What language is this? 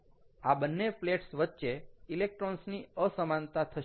Gujarati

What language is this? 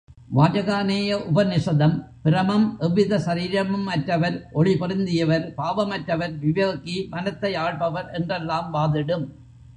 Tamil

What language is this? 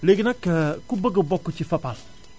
Wolof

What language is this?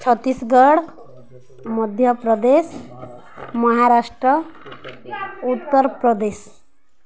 Odia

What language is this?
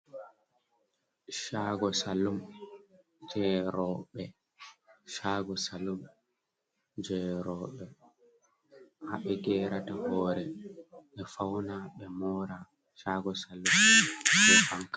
Fula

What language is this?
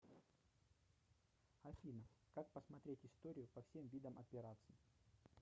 Russian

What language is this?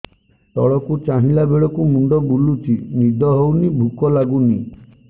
Odia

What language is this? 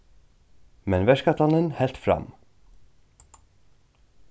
Faroese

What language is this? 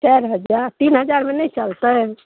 Maithili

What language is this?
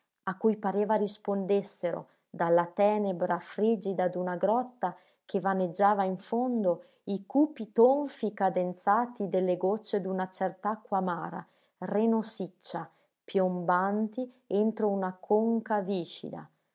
Italian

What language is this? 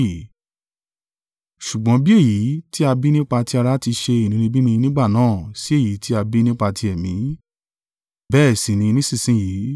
Yoruba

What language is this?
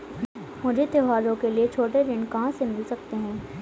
Hindi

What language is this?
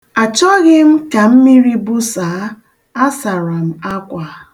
Igbo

